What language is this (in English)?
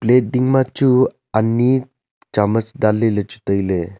Wancho Naga